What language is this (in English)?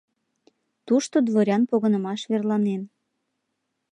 Mari